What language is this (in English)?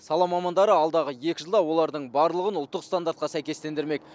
Kazakh